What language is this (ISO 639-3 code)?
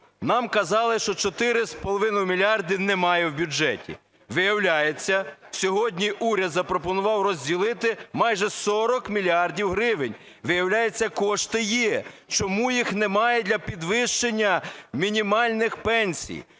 ukr